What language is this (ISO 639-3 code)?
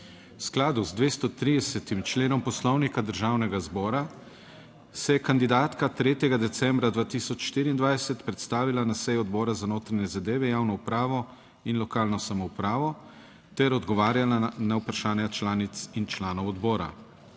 slv